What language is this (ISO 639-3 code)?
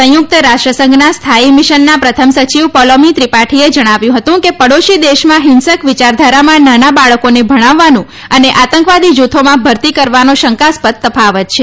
guj